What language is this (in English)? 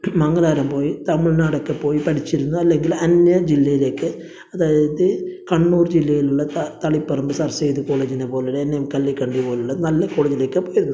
Malayalam